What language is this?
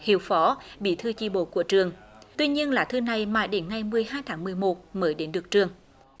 Vietnamese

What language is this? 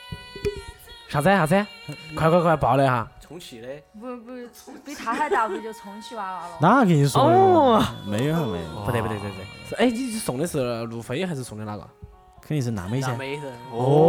Chinese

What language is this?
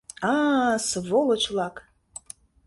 Mari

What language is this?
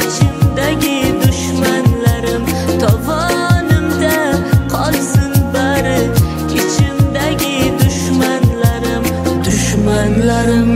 Turkish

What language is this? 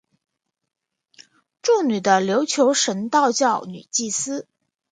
Chinese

